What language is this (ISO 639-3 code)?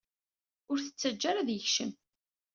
kab